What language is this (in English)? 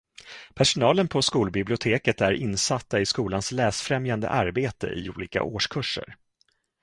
Swedish